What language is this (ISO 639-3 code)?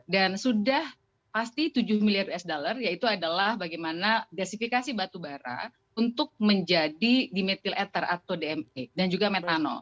ind